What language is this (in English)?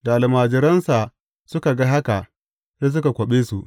Hausa